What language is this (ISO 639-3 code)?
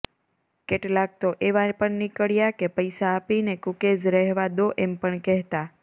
guj